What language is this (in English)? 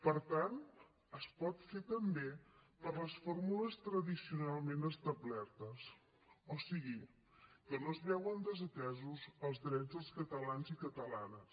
Catalan